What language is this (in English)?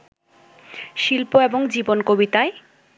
Bangla